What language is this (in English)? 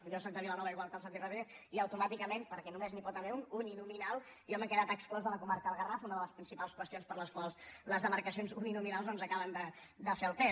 Catalan